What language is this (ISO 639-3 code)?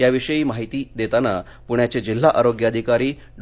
mar